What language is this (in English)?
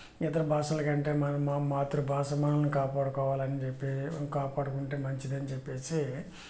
Telugu